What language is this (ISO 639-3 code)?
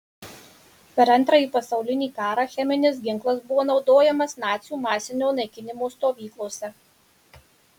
lit